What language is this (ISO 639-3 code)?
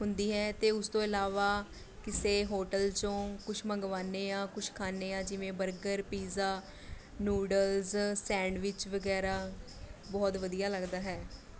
pan